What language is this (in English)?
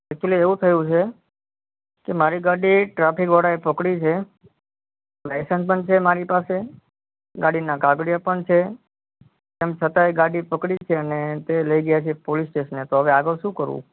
Gujarati